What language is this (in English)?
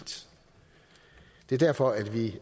Danish